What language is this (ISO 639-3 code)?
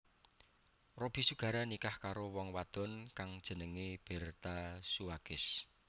jav